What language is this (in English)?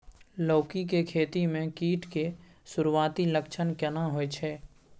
Maithili